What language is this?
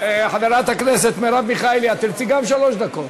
Hebrew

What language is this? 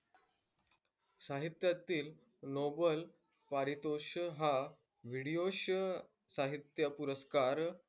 Marathi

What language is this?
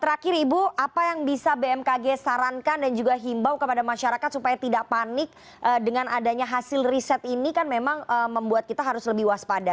Indonesian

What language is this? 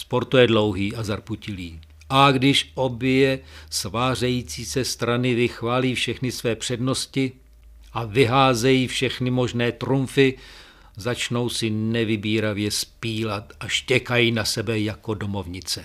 Czech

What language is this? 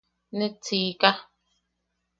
Yaqui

